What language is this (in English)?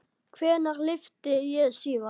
Icelandic